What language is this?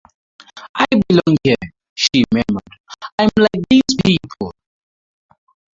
English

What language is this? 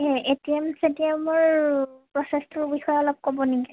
Assamese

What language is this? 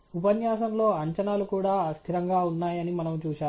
Telugu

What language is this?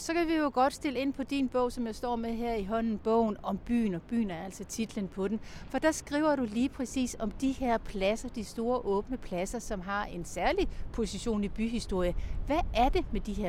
Danish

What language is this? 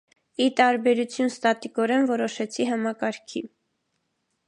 Armenian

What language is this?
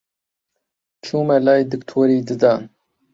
Central Kurdish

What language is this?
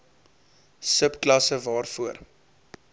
Afrikaans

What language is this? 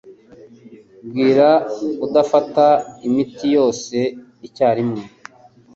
Kinyarwanda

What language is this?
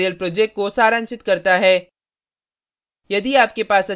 Hindi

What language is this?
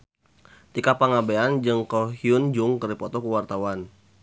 Sundanese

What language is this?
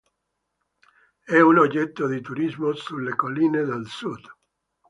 Italian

